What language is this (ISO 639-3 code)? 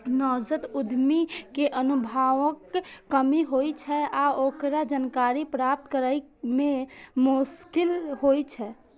mai